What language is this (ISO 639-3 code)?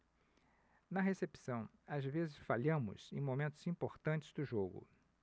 por